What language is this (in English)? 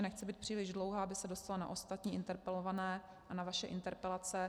Czech